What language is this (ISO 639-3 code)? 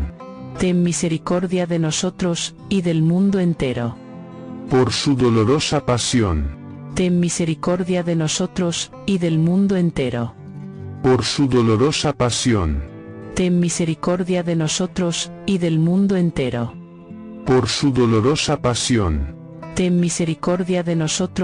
spa